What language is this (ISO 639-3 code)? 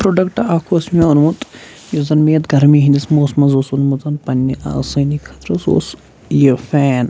kas